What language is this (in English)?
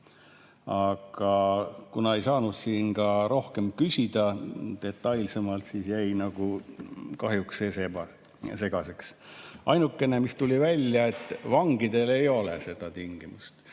Estonian